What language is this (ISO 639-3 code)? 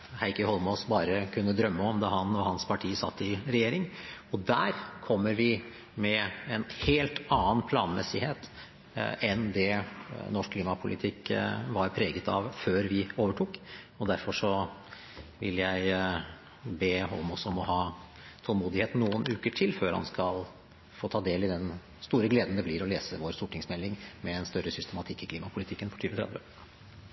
nob